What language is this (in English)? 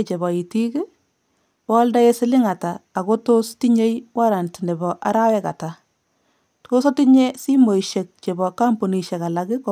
Kalenjin